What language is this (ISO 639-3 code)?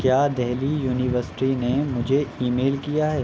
urd